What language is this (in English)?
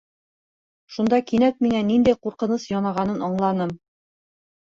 Bashkir